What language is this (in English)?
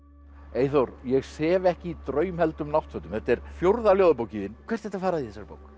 Icelandic